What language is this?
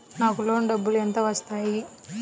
Telugu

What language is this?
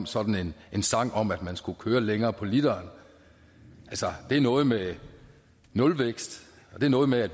Danish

